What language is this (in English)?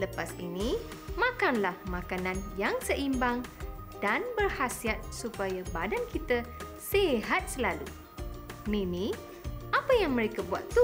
Malay